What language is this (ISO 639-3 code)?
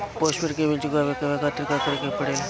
bho